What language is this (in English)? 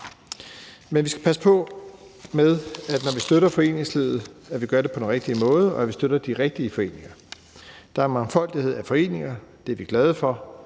Danish